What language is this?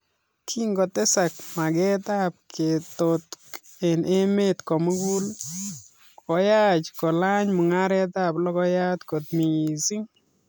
Kalenjin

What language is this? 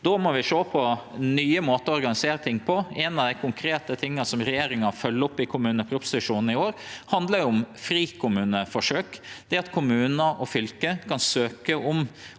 Norwegian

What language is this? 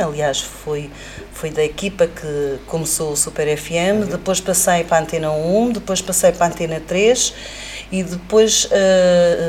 Portuguese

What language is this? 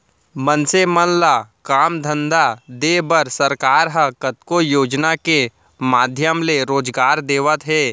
Chhattisgarhi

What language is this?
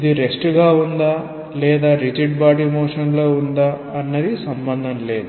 Telugu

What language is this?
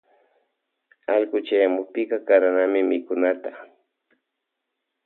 Loja Highland Quichua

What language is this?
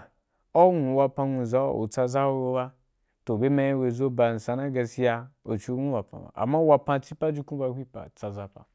Wapan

